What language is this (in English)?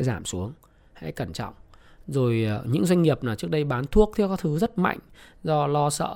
Vietnamese